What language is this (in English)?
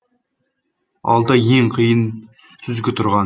Kazakh